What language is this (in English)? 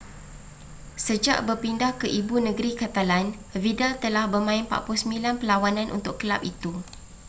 Malay